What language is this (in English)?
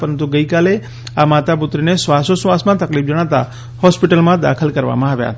Gujarati